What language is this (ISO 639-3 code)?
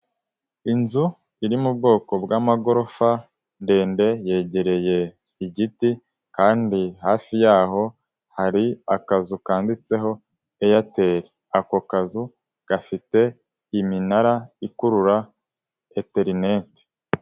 kin